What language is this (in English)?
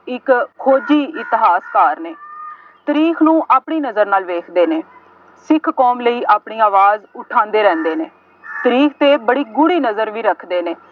Punjabi